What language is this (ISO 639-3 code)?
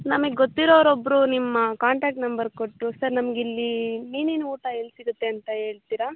kan